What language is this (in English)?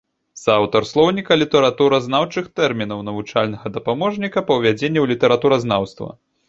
Belarusian